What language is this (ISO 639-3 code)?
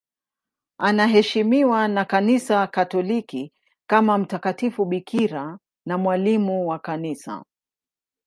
swa